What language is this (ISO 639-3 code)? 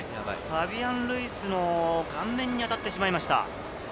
jpn